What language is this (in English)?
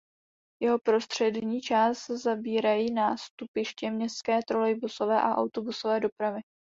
Czech